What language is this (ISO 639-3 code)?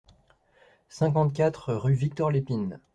fra